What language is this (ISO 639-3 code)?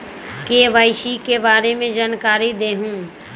mag